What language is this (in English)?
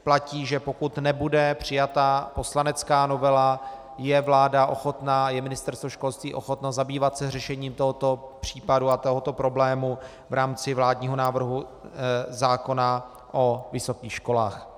Czech